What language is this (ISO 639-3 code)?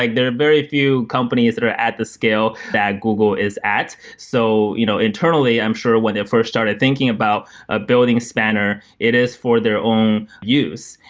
eng